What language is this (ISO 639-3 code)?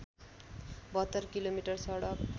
nep